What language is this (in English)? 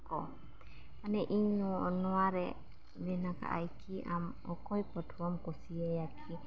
Santali